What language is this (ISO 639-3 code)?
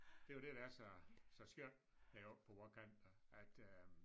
dan